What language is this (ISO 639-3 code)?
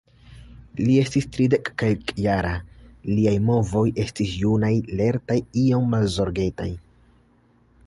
epo